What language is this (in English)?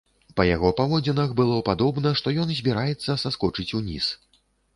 Belarusian